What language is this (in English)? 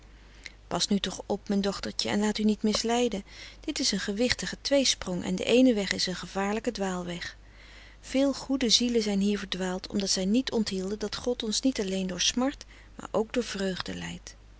Dutch